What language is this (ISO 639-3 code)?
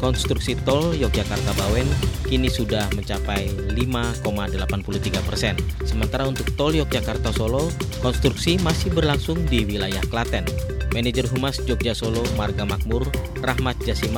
ind